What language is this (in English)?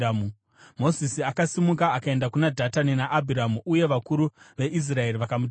Shona